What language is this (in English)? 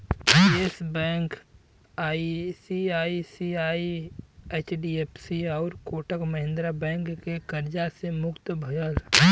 Bhojpuri